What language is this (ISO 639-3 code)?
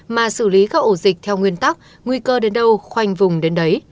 vie